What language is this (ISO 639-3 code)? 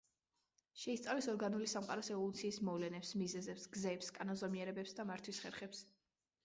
kat